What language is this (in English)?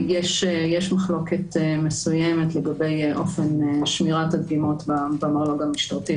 Hebrew